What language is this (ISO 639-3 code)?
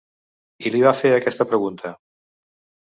cat